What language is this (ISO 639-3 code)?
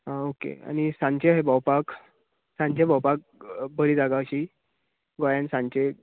kok